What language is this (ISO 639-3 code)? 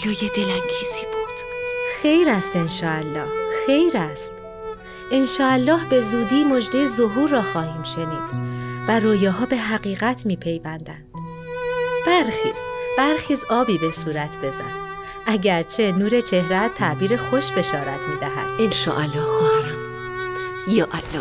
fas